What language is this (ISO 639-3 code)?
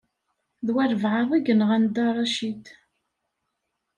kab